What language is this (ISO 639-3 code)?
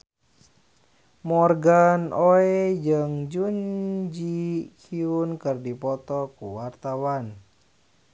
sun